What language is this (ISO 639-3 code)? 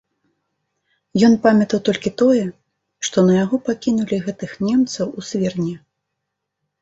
bel